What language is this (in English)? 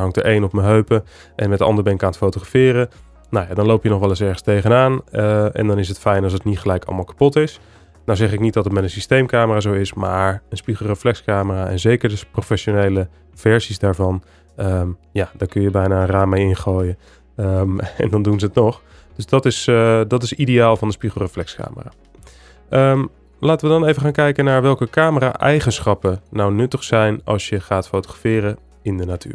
Dutch